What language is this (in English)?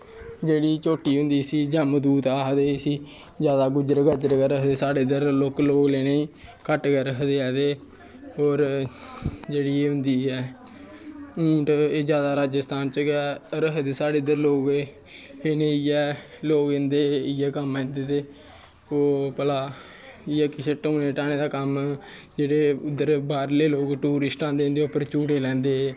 Dogri